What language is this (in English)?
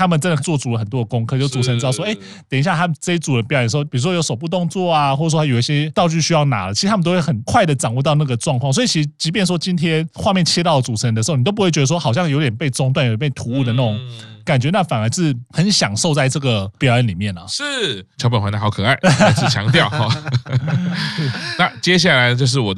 Chinese